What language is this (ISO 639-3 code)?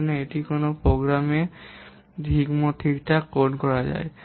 ben